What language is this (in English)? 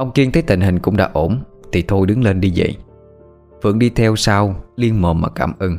Vietnamese